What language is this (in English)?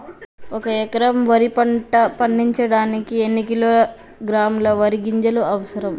Telugu